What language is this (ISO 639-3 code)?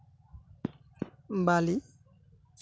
sat